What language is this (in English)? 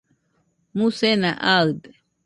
Nüpode Huitoto